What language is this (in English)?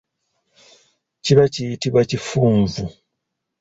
Ganda